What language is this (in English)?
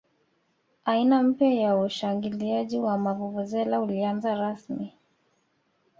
Swahili